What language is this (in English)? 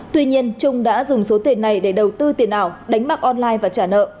Vietnamese